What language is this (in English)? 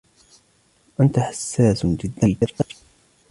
Arabic